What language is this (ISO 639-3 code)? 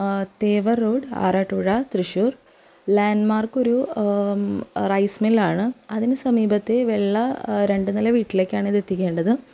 mal